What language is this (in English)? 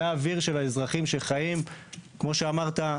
Hebrew